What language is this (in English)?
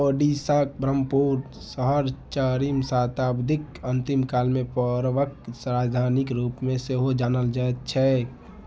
Maithili